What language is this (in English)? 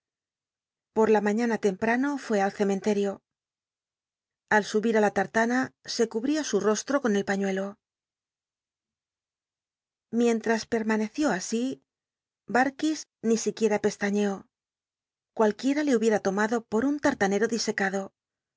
Spanish